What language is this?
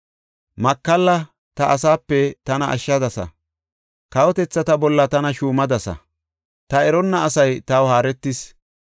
Gofa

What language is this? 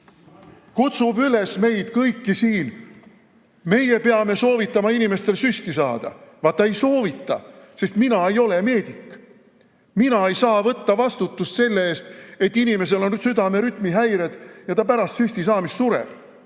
Estonian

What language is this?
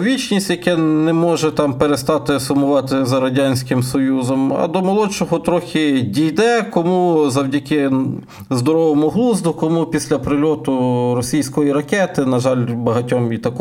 Ukrainian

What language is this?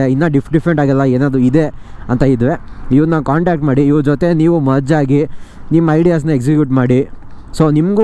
Kannada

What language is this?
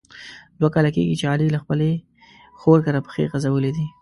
Pashto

